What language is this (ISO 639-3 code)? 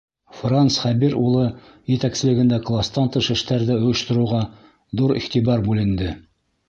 bak